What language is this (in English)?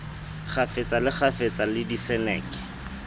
Southern Sotho